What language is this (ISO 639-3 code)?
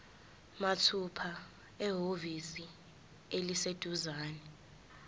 zul